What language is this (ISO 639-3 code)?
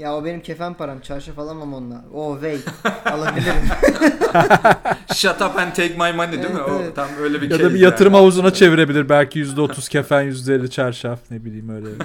tur